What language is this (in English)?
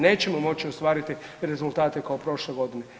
Croatian